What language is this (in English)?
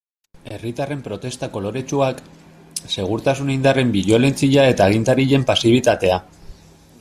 Basque